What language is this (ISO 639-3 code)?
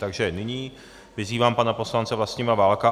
ces